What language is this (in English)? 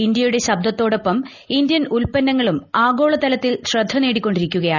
Malayalam